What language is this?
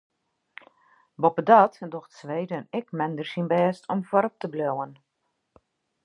Western Frisian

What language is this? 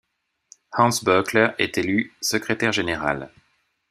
French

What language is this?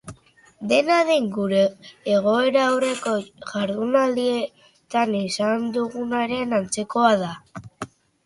Basque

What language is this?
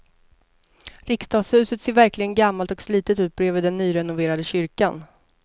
Swedish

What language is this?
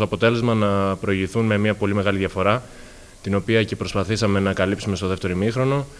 Greek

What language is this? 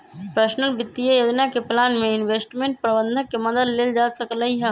Magahi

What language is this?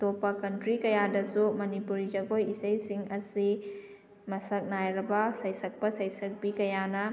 Manipuri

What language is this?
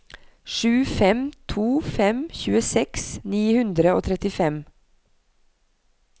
Norwegian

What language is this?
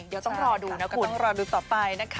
Thai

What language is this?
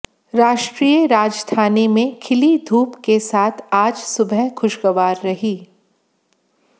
Hindi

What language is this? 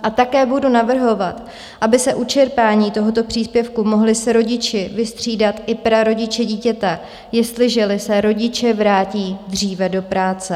Czech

